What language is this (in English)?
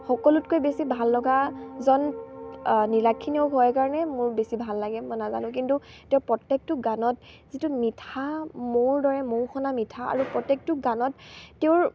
Assamese